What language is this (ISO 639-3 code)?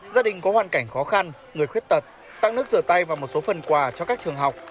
vie